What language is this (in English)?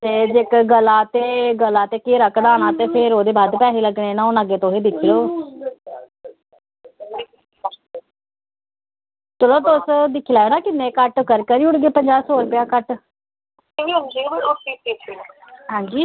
Dogri